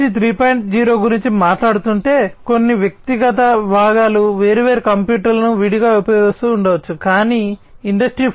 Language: Telugu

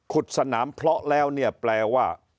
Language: Thai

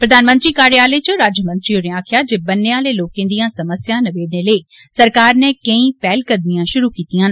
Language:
Dogri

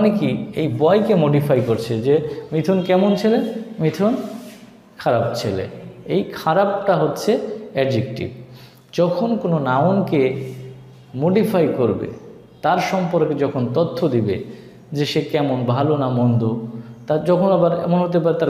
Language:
Hindi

